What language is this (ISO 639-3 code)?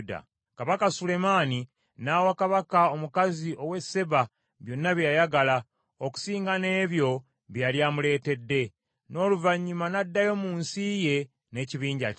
lug